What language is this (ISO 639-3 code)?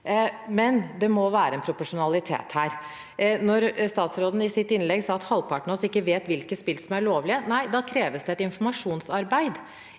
nor